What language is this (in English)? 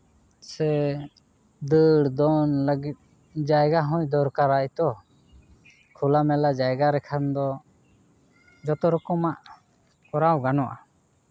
Santali